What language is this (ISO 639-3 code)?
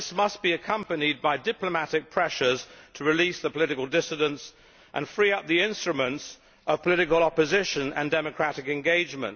eng